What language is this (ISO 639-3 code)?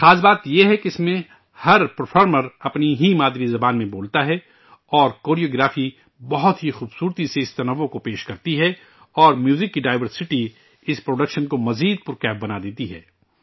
urd